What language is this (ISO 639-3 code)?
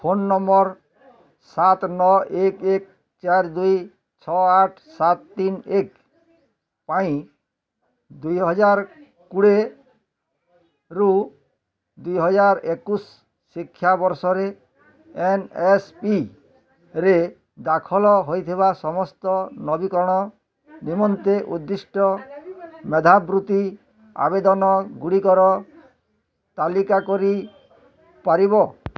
ori